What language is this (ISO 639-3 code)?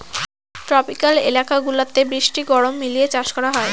ben